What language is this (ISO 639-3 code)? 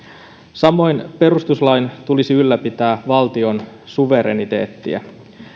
fin